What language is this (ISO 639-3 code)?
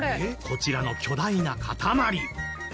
jpn